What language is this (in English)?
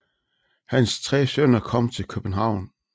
Danish